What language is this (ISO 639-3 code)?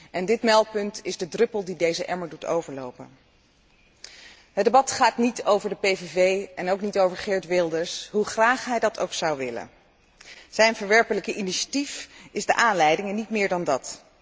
nld